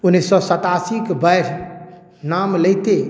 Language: Maithili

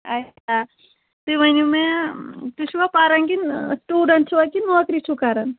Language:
Kashmiri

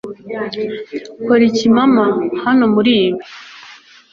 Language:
Kinyarwanda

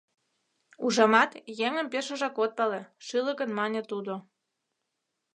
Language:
Mari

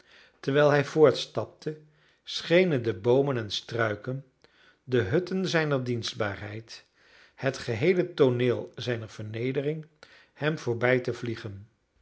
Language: Dutch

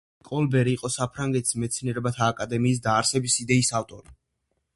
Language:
Georgian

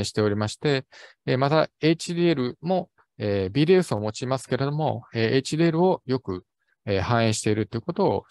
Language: Japanese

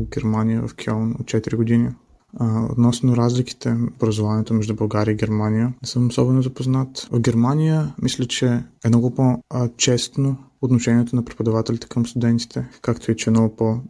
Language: Bulgarian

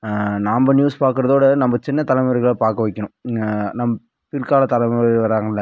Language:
Tamil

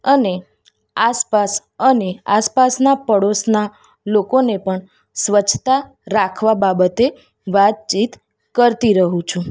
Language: Gujarati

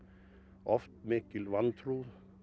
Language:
Icelandic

